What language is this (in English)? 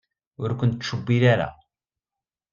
Kabyle